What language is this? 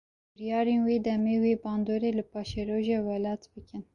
Kurdish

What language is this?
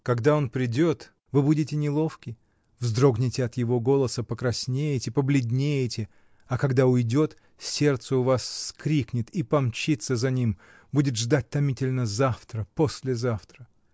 Russian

